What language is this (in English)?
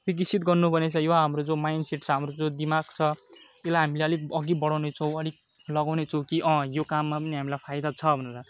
Nepali